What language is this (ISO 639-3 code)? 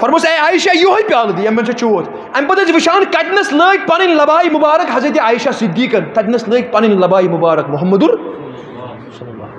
ara